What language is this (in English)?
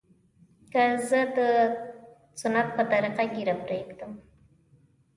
Pashto